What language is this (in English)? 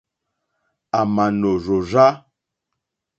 Mokpwe